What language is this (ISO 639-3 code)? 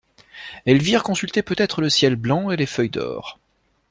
fra